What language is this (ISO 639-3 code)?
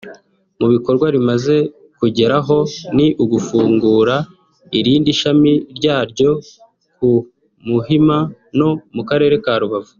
kin